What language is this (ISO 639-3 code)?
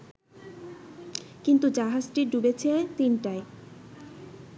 ben